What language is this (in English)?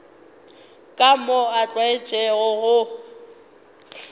Northern Sotho